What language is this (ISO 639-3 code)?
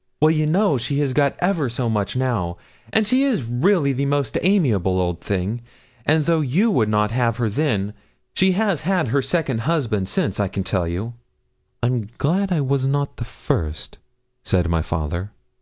eng